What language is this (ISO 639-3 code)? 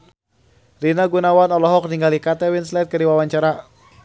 sun